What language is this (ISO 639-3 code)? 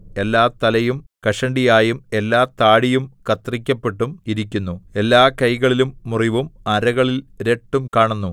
mal